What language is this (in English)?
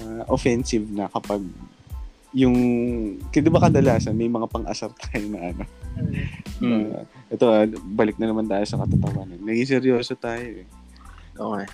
Filipino